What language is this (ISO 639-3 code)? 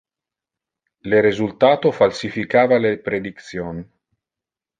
ina